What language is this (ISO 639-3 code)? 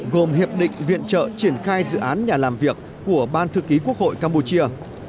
vie